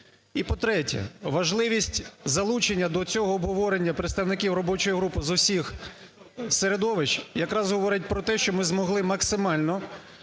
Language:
Ukrainian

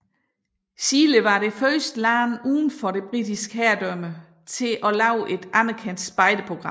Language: Danish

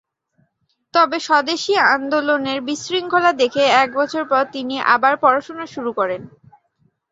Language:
Bangla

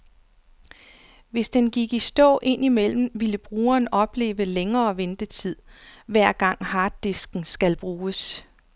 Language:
Danish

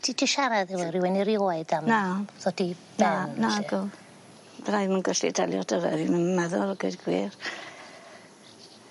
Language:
Welsh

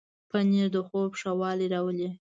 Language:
Pashto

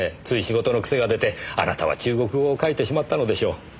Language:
Japanese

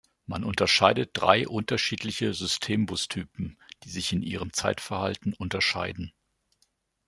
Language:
German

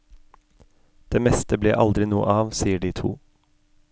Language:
Norwegian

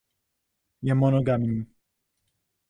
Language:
Czech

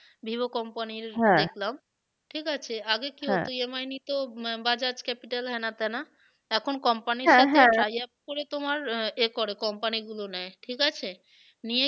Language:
Bangla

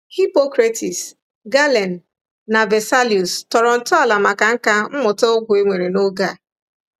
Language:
Igbo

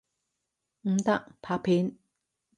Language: Cantonese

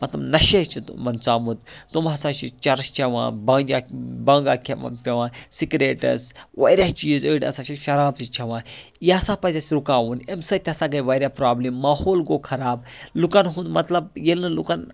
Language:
Kashmiri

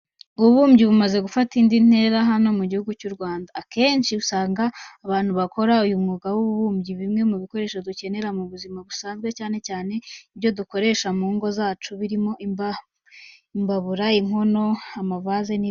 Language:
Kinyarwanda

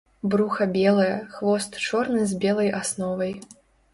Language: Belarusian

